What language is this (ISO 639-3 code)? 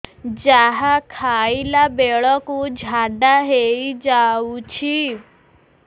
ori